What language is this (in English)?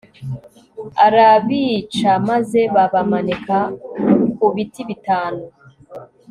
Kinyarwanda